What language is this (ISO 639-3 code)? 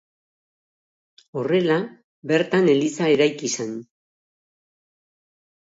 eus